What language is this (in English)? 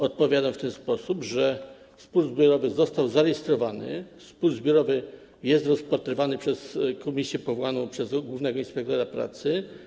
Polish